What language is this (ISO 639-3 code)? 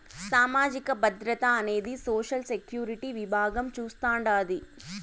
tel